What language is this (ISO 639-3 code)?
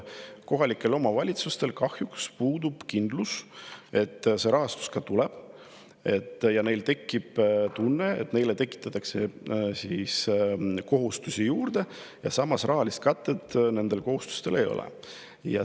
est